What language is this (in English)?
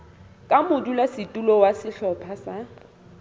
Southern Sotho